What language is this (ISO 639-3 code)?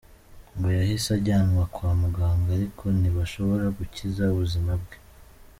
kin